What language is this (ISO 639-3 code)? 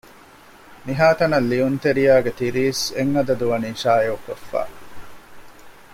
div